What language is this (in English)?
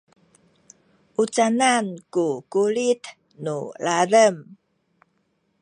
Sakizaya